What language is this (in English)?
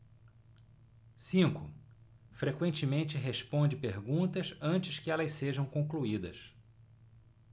Portuguese